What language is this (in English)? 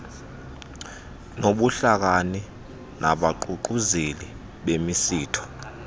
Xhosa